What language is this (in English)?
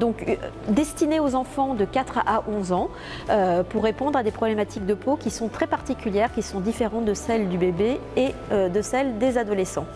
French